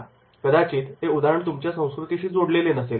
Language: Marathi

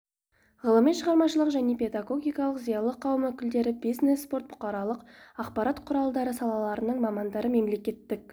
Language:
Kazakh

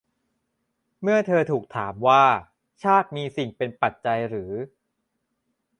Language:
Thai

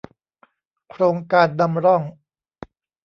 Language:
Thai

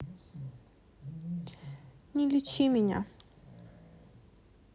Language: Russian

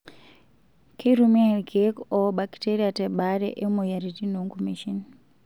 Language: Masai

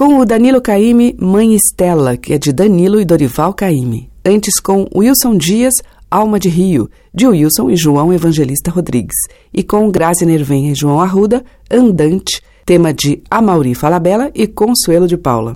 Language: Portuguese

